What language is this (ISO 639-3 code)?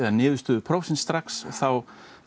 isl